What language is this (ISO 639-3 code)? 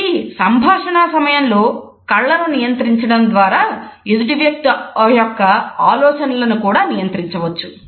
tel